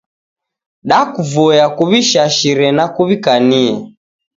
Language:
Taita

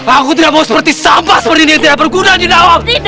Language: Indonesian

